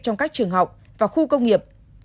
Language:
Vietnamese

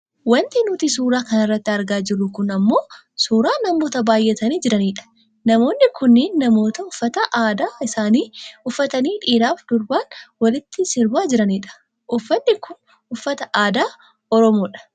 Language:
Oromo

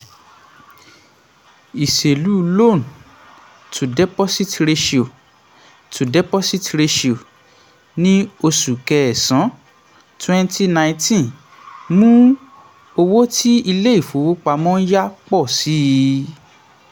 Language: Yoruba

